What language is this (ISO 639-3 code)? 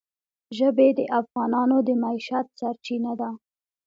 pus